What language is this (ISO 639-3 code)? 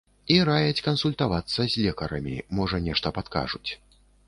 bel